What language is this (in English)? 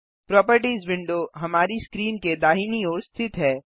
Hindi